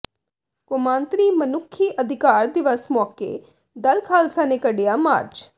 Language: Punjabi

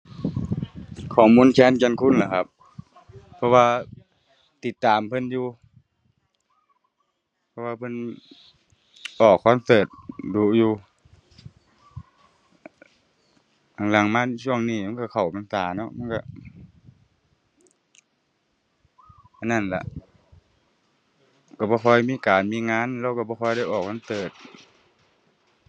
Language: Thai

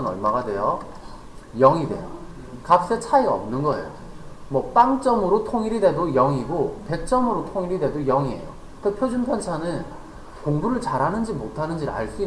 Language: Korean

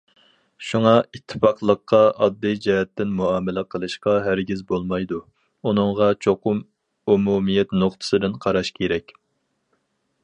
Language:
Uyghur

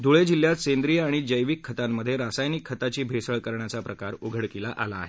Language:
Marathi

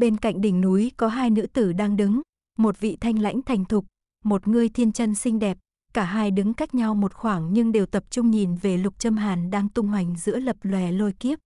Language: Vietnamese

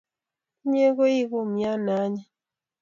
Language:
Kalenjin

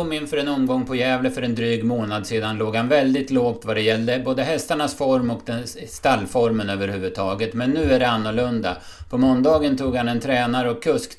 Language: Swedish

